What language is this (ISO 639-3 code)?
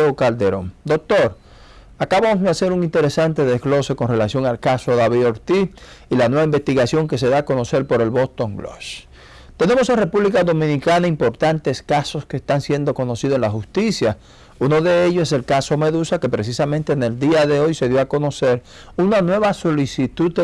spa